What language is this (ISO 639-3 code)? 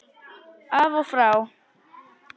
isl